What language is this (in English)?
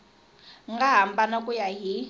Tsonga